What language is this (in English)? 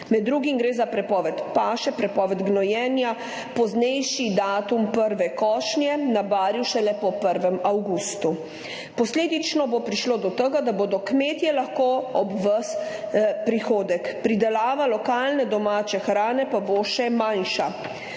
Slovenian